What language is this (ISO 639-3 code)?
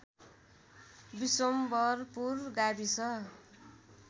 nep